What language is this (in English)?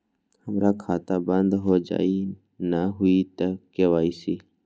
Magahi